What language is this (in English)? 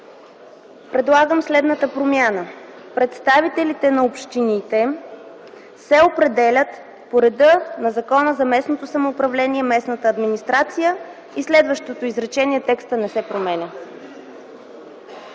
Bulgarian